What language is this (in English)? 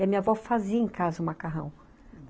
Portuguese